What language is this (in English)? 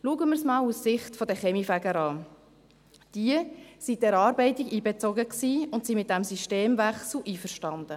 Swiss German